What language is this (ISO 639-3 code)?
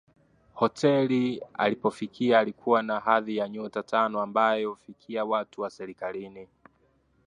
swa